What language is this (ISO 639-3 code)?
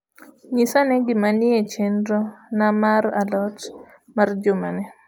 luo